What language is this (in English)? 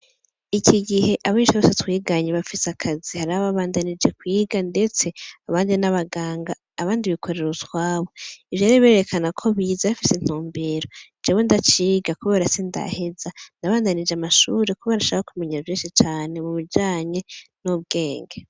Rundi